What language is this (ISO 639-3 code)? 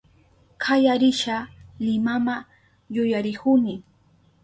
qup